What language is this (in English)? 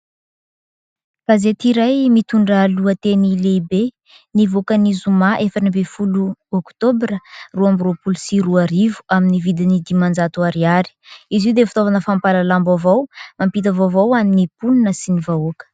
Malagasy